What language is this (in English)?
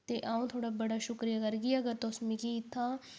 Dogri